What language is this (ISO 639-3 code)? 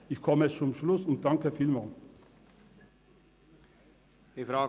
gsw